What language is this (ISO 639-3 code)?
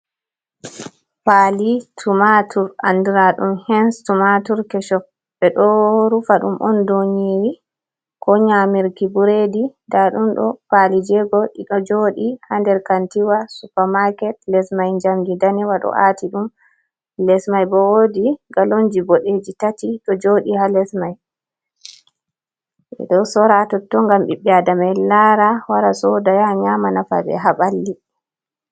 ful